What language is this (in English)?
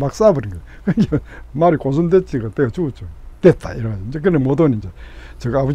Korean